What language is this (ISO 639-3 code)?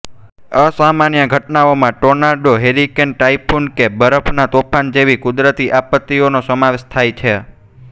guj